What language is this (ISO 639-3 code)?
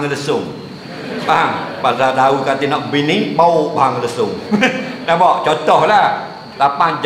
msa